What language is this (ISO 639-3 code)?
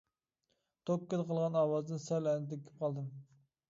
uig